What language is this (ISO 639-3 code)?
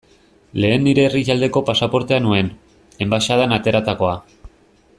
eus